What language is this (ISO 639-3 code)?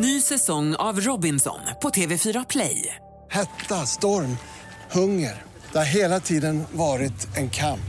swe